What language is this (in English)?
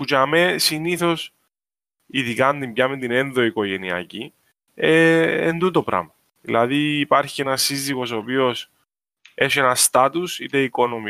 Greek